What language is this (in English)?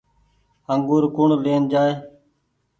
Goaria